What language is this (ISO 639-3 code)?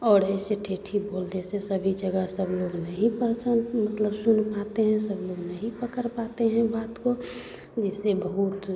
hin